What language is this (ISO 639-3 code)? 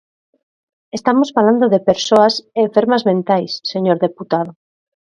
glg